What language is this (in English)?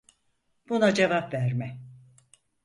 Turkish